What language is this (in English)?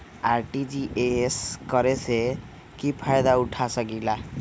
Magahi